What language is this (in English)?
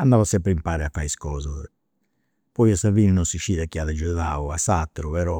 Campidanese Sardinian